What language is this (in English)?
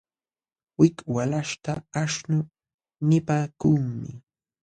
Jauja Wanca Quechua